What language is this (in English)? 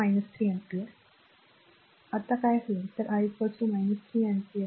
Marathi